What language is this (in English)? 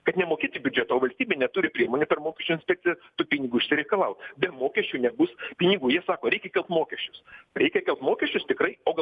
Lithuanian